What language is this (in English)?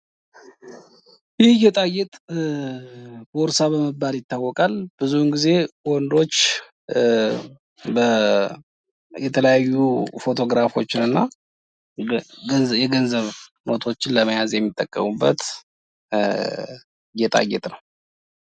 Amharic